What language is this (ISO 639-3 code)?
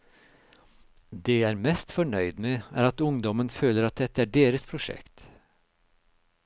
nor